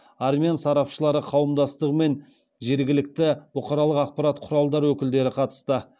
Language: Kazakh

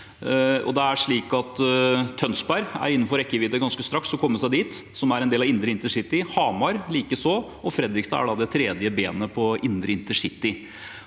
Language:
Norwegian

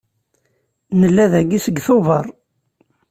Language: Kabyle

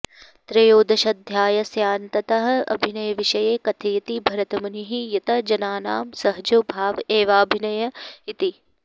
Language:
Sanskrit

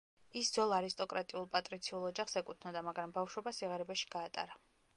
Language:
Georgian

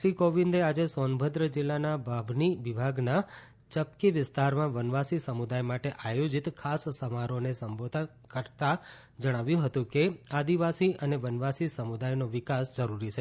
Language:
Gujarati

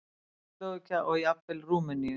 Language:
Icelandic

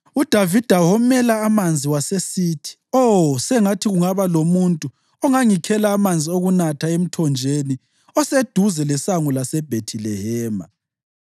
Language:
North Ndebele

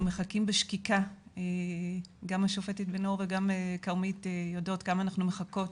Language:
Hebrew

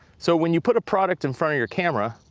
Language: English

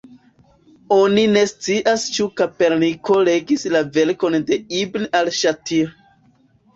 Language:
Esperanto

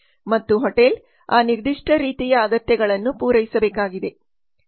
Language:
Kannada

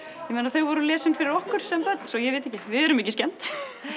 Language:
Icelandic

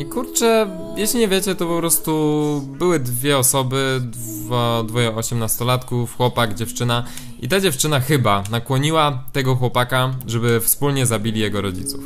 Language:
Polish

